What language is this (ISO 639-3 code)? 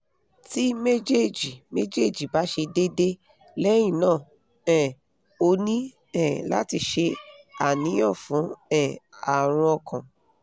yor